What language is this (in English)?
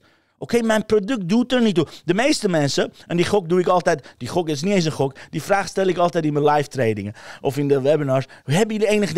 Dutch